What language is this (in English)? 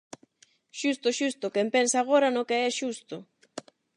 Galician